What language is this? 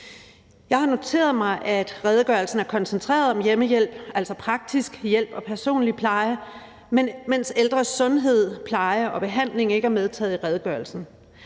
Danish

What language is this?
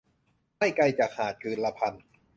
Thai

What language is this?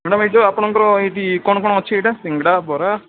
Odia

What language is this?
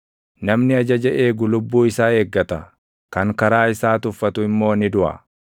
Oromo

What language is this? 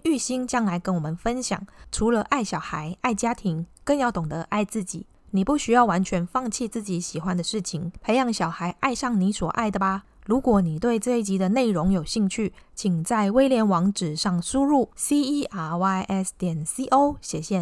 Chinese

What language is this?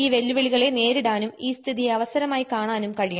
Malayalam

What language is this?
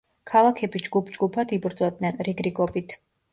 Georgian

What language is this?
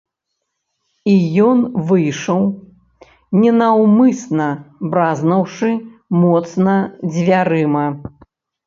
Belarusian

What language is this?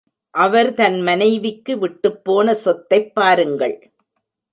Tamil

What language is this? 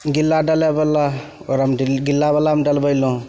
Maithili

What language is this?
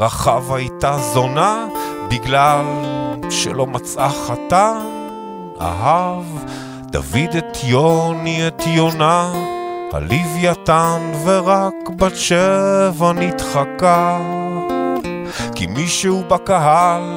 Hebrew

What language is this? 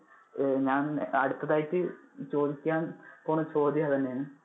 Malayalam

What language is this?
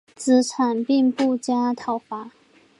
Chinese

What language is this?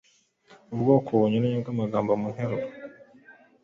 Kinyarwanda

